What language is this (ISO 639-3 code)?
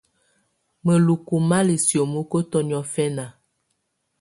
tvu